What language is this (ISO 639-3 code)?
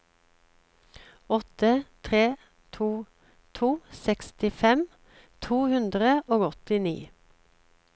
nor